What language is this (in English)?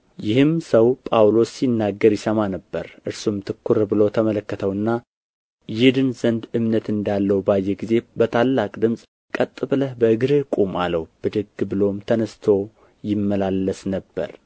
Amharic